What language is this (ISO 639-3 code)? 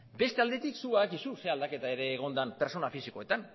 eus